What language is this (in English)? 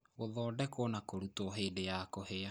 Kikuyu